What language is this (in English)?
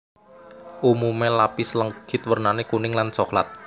Javanese